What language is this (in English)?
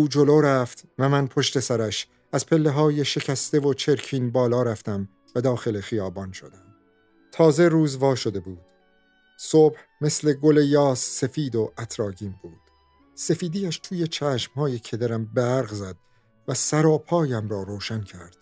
Persian